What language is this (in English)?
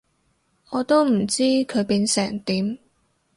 Cantonese